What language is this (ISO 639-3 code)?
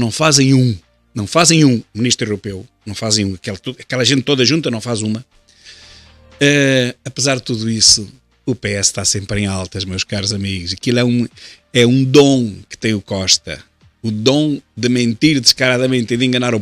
por